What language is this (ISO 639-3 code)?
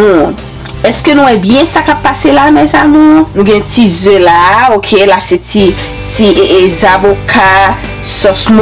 ind